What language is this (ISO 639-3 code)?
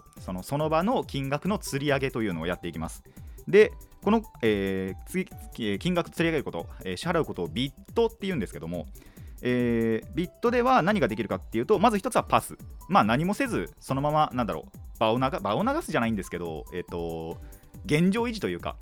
jpn